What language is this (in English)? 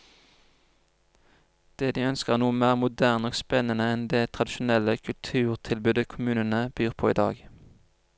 Norwegian